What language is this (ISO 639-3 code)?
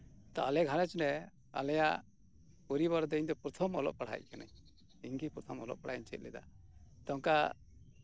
sat